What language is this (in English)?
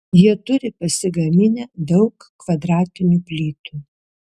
Lithuanian